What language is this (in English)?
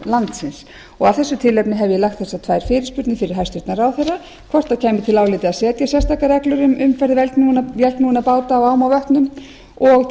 Icelandic